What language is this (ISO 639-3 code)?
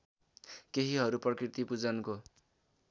nep